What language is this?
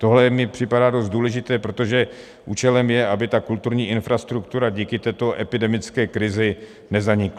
Czech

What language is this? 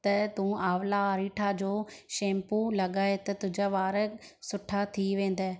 Sindhi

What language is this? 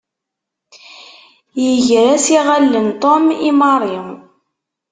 Kabyle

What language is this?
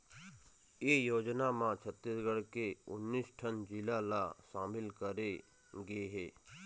Chhattisgarhi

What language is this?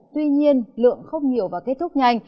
Vietnamese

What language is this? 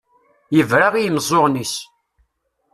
Kabyle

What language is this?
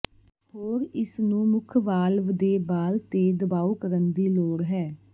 Punjabi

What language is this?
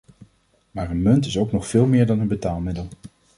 Dutch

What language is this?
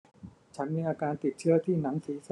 Thai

